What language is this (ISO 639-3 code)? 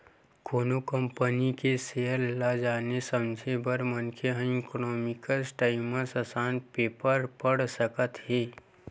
hne